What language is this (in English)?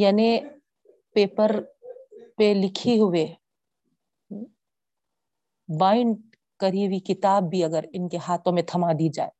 Urdu